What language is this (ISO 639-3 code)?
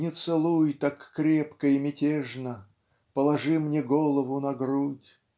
rus